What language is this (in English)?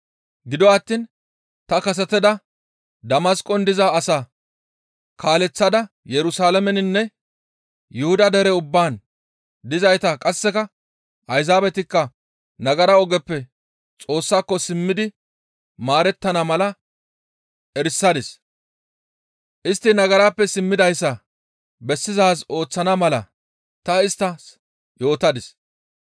Gamo